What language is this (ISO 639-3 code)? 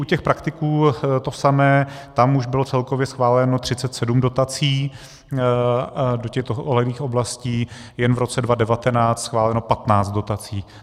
ces